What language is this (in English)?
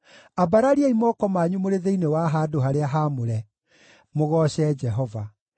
Kikuyu